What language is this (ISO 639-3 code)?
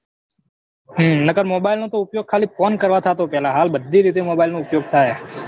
guj